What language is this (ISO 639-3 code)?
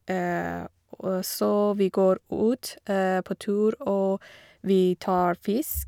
nor